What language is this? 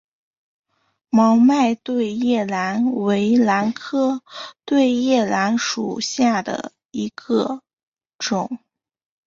Chinese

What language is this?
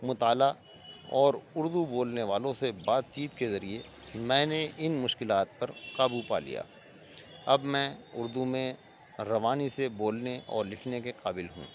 Urdu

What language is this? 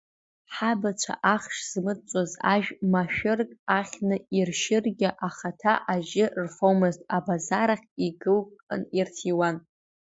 Abkhazian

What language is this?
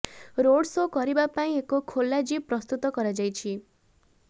Odia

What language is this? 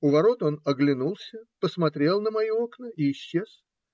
Russian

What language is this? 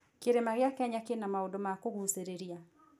Kikuyu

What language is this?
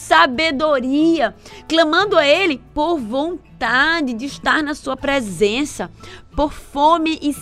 Portuguese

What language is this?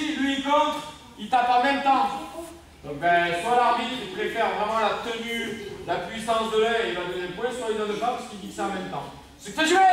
French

